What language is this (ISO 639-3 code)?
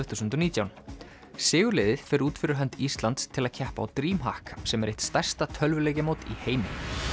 isl